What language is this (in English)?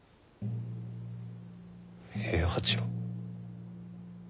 Japanese